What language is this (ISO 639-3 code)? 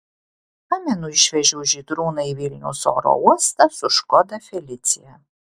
lit